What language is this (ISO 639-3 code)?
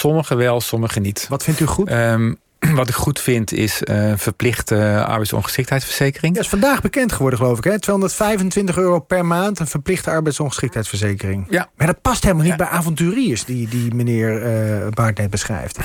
nld